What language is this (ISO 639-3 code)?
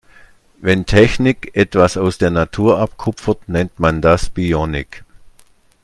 deu